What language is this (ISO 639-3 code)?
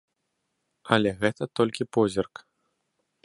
bel